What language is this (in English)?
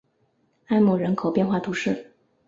Chinese